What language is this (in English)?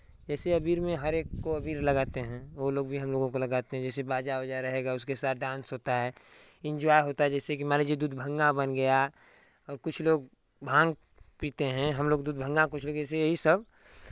Hindi